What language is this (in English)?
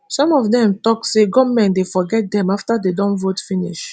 Nigerian Pidgin